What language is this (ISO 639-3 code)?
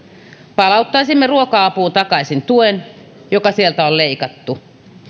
fin